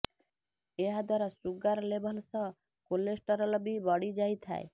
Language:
Odia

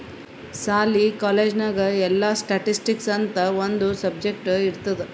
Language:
Kannada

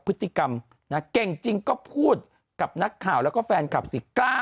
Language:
Thai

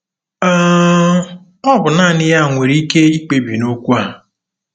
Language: Igbo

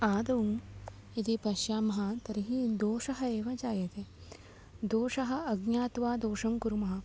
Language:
Sanskrit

